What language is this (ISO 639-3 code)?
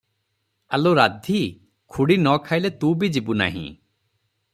ori